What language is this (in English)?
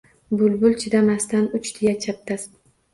Uzbek